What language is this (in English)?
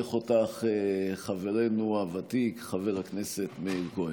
Hebrew